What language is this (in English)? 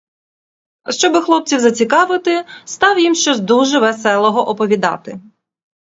Ukrainian